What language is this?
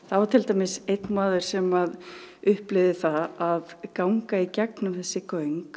Icelandic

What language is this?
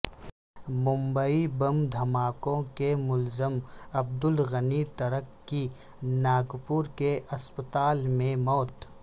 Urdu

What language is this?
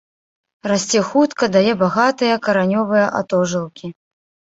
Belarusian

